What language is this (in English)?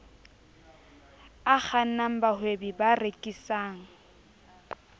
Southern Sotho